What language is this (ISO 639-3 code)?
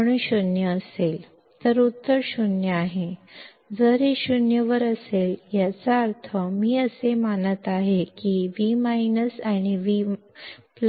kan